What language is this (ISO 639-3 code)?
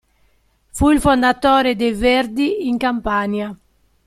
ita